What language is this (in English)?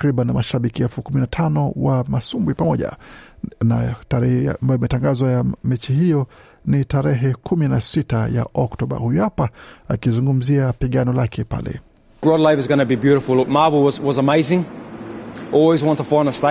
Swahili